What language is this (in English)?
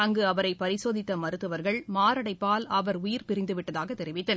Tamil